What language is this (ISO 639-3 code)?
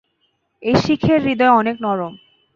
ben